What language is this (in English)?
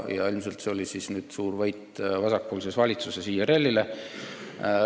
Estonian